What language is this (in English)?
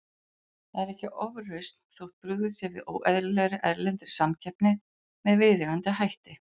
Icelandic